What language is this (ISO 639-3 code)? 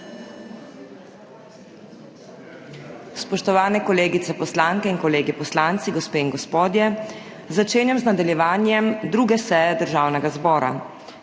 slv